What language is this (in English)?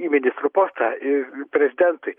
Lithuanian